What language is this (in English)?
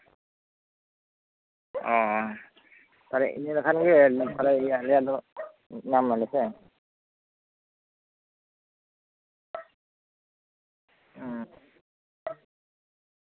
Santali